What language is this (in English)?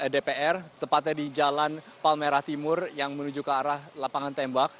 Indonesian